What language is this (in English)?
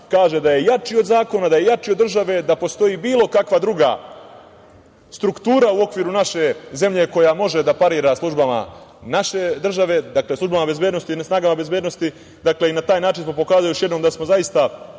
Serbian